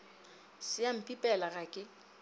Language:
Northern Sotho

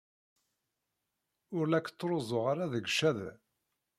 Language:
Kabyle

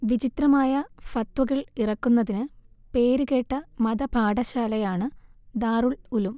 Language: Malayalam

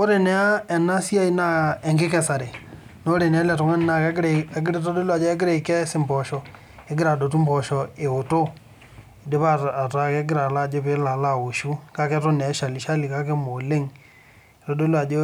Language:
Masai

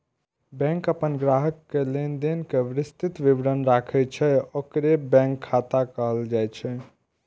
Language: Maithili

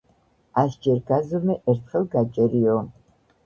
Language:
Georgian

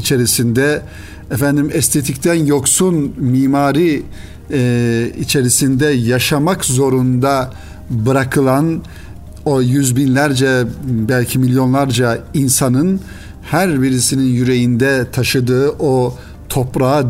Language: Turkish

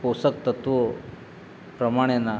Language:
Gujarati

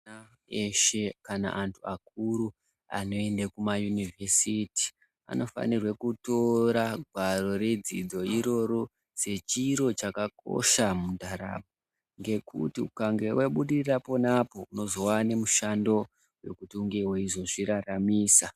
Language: Ndau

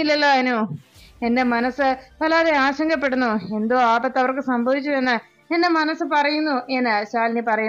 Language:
Malayalam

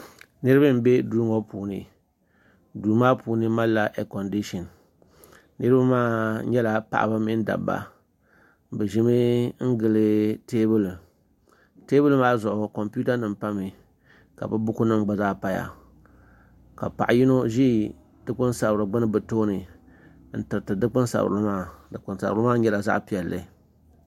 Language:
Dagbani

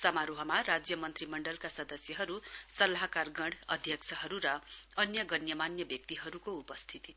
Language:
Nepali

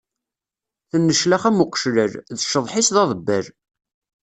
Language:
Kabyle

